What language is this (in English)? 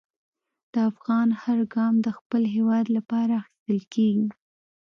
Pashto